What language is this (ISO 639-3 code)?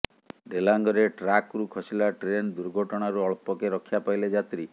ori